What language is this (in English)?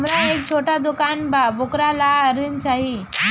Bhojpuri